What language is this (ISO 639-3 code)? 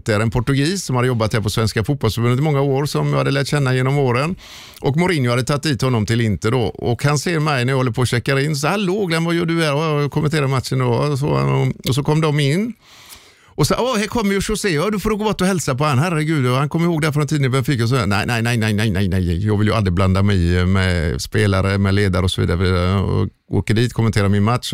swe